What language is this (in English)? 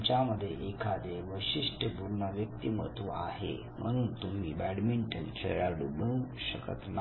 Marathi